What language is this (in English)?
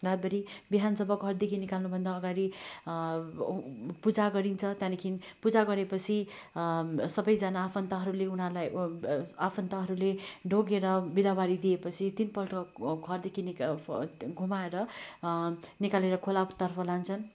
Nepali